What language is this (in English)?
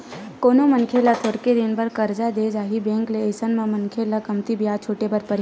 Chhattisgarhi